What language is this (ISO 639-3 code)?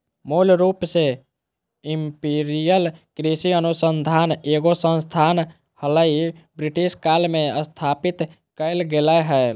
mag